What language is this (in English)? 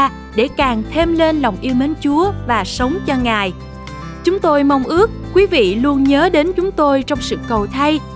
Vietnamese